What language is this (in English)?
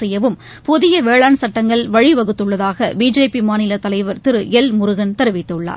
Tamil